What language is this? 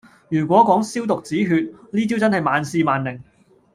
Cantonese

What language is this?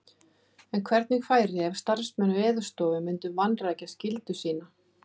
Icelandic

